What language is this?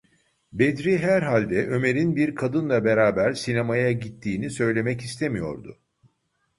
Turkish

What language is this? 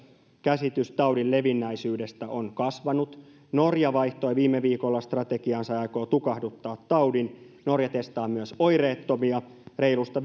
Finnish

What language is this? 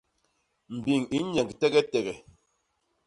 Basaa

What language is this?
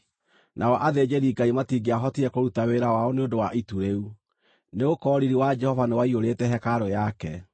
Kikuyu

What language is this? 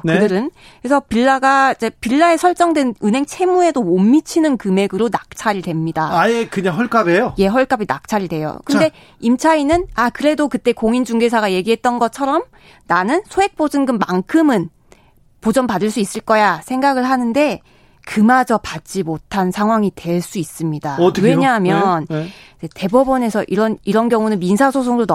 Korean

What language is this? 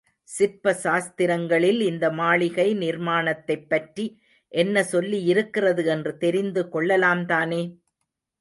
Tamil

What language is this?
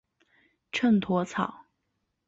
Chinese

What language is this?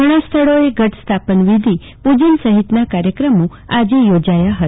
Gujarati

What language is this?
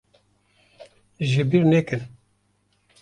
Kurdish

